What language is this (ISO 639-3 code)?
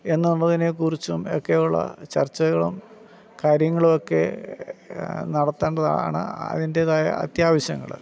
mal